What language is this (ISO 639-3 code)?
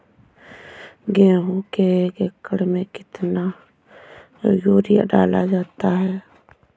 hin